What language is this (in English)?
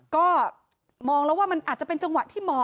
Thai